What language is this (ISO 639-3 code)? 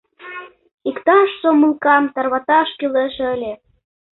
chm